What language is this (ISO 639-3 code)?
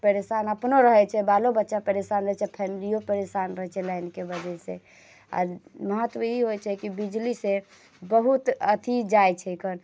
mai